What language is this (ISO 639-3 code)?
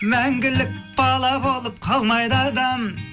kaz